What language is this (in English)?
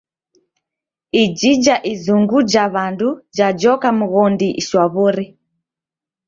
Taita